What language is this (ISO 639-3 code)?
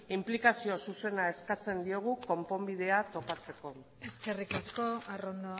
eus